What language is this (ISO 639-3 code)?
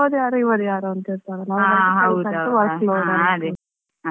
kan